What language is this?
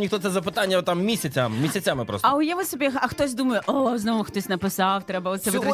Ukrainian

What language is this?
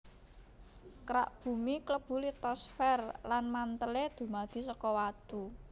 Javanese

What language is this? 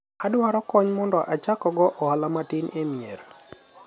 Luo (Kenya and Tanzania)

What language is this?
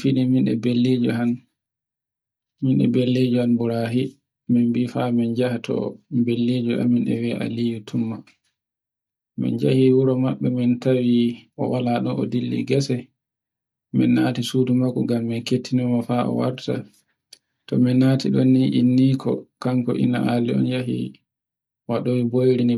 Borgu Fulfulde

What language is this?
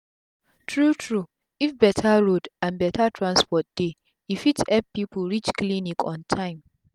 Nigerian Pidgin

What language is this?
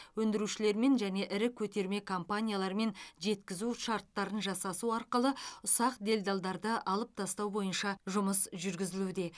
Kazakh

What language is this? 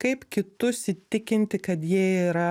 Lithuanian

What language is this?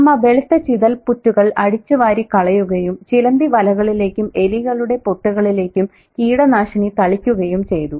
Malayalam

